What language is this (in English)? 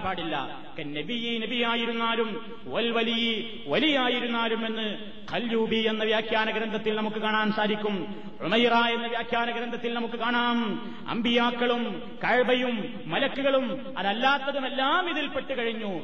Malayalam